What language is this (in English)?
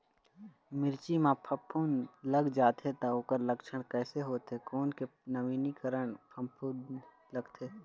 Chhattisgarhi